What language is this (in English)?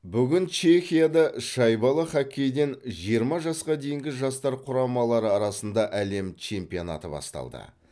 Kazakh